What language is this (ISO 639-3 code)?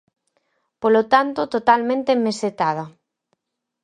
glg